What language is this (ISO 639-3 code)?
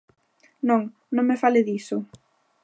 glg